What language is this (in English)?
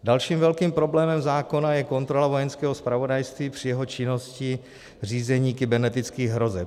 Czech